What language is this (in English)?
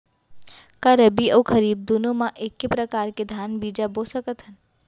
Chhattisgarhi